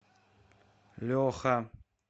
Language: Russian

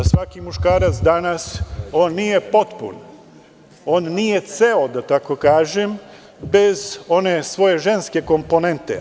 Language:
Serbian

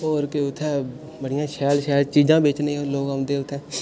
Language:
Dogri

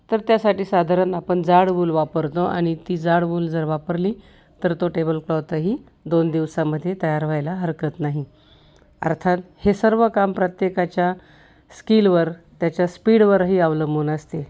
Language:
Marathi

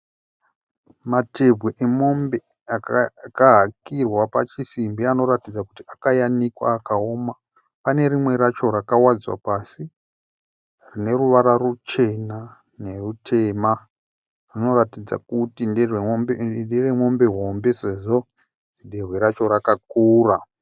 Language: Shona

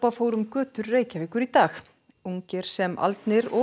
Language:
Icelandic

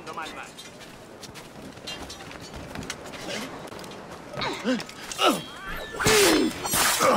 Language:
Spanish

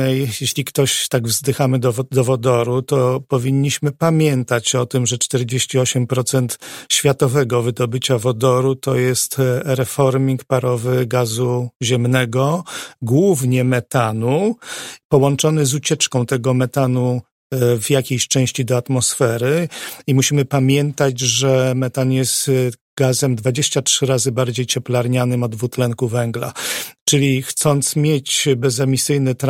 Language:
Polish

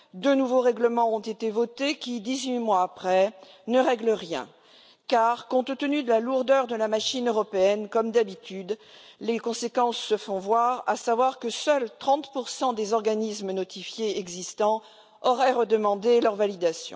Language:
French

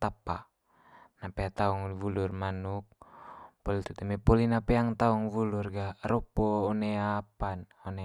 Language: Manggarai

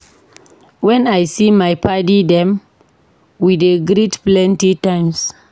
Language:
Nigerian Pidgin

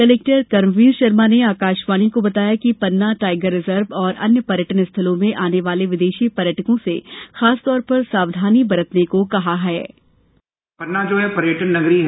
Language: Hindi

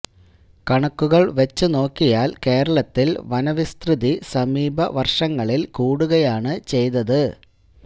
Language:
Malayalam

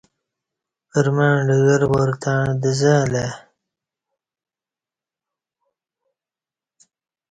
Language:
Kati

